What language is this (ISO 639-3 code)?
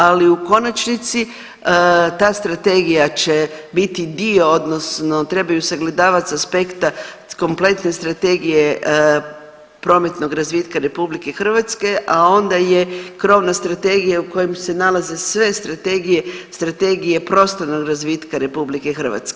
hrv